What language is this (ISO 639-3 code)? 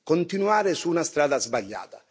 ita